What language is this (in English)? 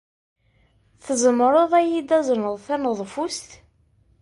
Kabyle